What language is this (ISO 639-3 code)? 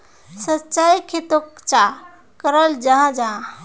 mag